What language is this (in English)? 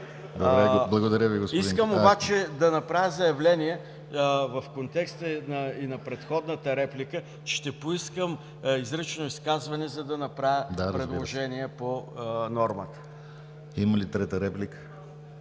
Bulgarian